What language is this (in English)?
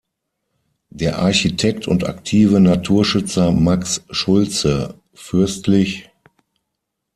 German